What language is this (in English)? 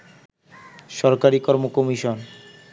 Bangla